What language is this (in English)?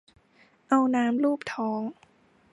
Thai